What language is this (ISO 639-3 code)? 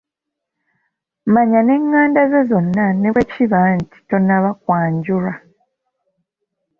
lug